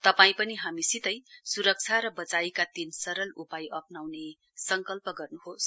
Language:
Nepali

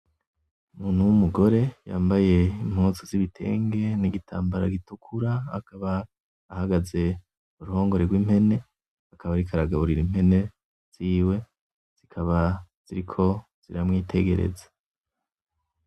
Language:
Rundi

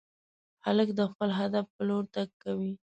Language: Pashto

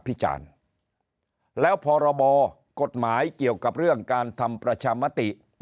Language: Thai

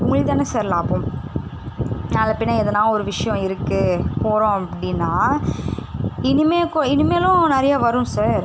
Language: Tamil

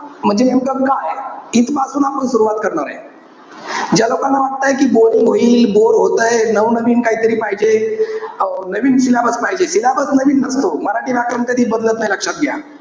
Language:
Marathi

